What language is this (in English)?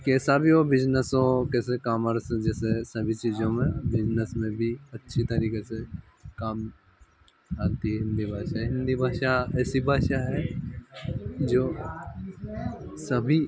Hindi